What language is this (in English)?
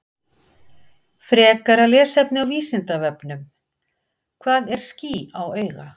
Icelandic